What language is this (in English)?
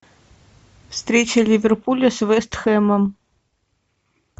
Russian